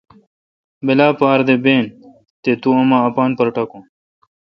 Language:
Kalkoti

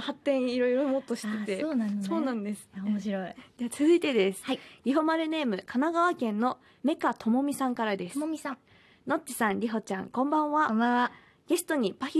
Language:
Japanese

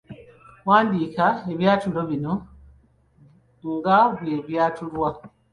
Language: Ganda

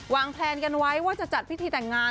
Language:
Thai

